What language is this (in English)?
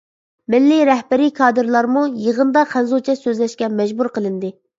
Uyghur